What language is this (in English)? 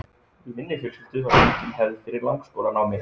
Icelandic